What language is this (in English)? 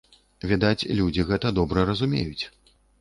Belarusian